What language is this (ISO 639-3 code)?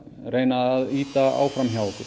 isl